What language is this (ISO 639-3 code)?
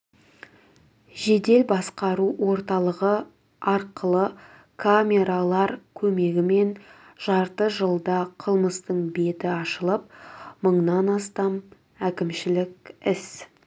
kaz